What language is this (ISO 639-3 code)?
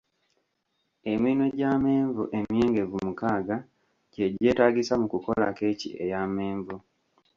lug